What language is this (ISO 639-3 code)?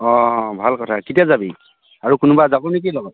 asm